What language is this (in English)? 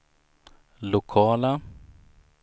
Swedish